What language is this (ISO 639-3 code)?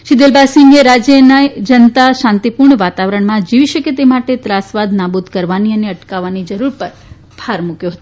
guj